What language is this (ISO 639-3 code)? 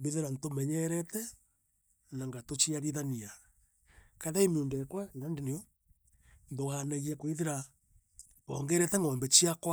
mer